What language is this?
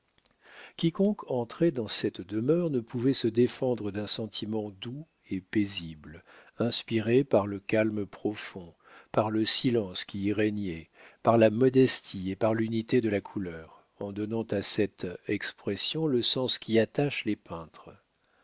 French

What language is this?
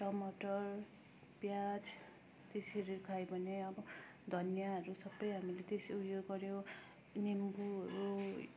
Nepali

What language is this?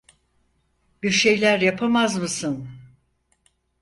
Turkish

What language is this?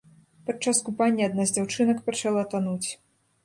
Belarusian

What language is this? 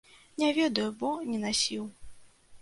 Belarusian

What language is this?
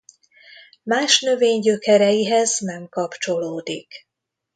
Hungarian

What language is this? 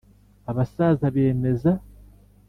Kinyarwanda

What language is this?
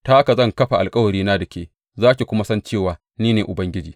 Hausa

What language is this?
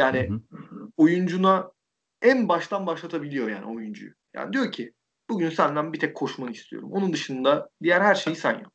Turkish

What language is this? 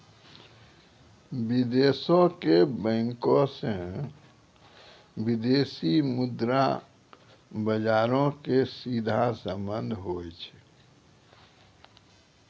Maithili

